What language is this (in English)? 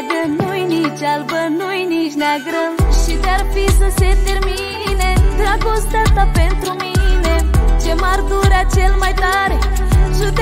Romanian